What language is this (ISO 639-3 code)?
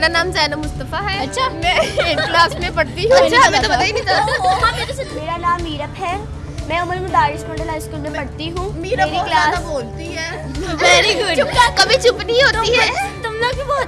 urd